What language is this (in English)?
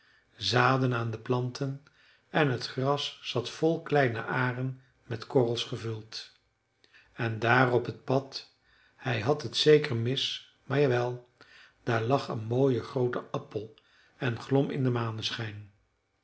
Dutch